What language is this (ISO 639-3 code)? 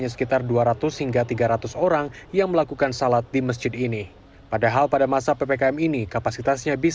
ind